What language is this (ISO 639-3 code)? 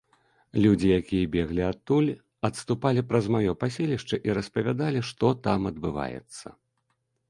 bel